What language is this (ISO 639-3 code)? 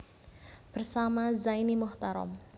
jav